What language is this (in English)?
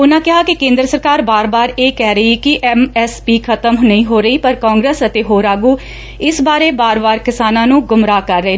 Punjabi